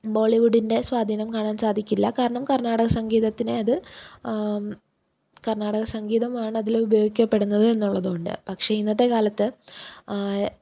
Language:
Malayalam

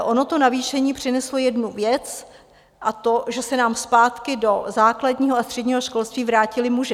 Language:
Czech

